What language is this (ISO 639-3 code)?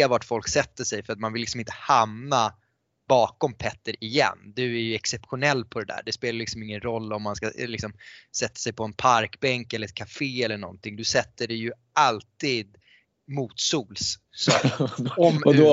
swe